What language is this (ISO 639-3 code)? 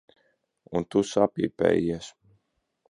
lav